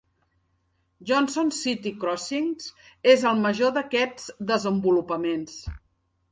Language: Catalan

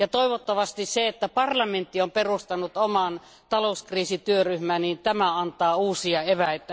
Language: Finnish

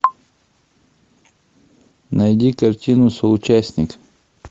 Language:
Russian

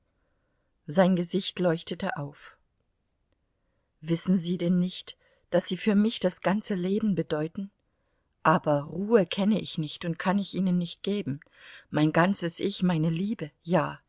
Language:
German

